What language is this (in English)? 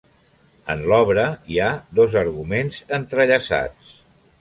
Catalan